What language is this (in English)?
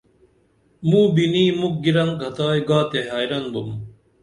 Dameli